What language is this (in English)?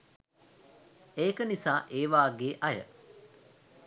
Sinhala